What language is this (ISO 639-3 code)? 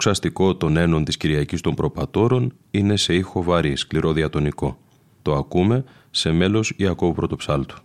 ell